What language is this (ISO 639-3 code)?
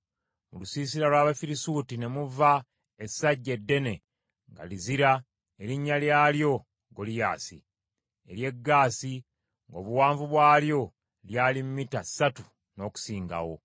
lug